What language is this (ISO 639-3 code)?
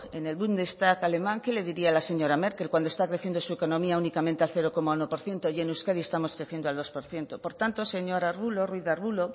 spa